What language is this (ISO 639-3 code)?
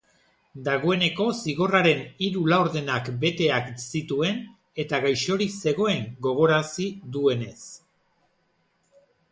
eus